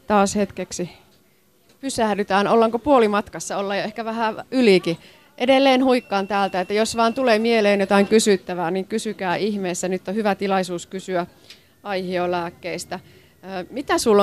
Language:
Finnish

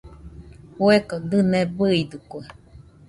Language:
Nüpode Huitoto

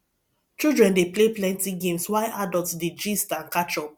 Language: Nigerian Pidgin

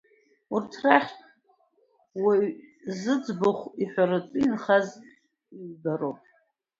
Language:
Abkhazian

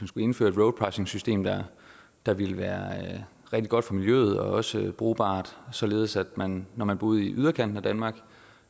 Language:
Danish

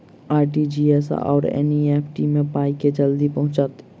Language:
Maithili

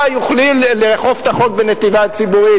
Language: Hebrew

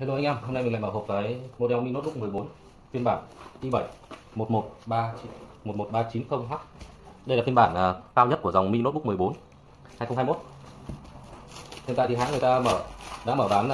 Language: Vietnamese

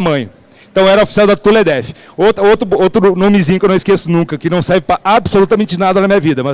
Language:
Portuguese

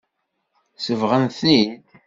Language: Kabyle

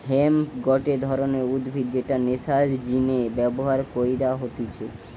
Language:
Bangla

